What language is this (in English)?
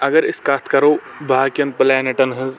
Kashmiri